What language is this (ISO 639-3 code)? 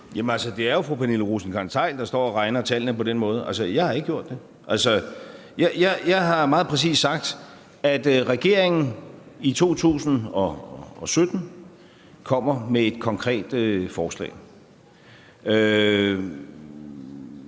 dan